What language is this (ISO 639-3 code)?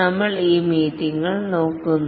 mal